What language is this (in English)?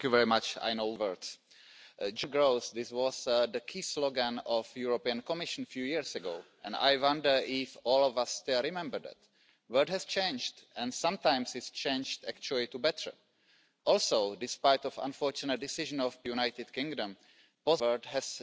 German